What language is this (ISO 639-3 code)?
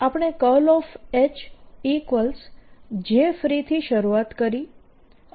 guj